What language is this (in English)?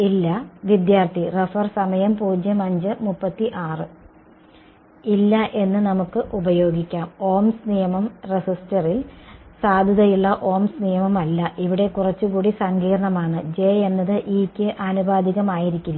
Malayalam